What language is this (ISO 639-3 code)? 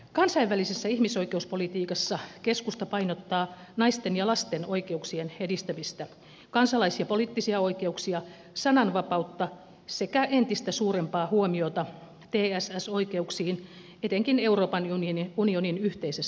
fin